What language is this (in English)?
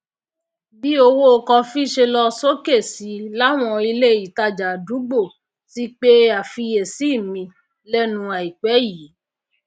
Yoruba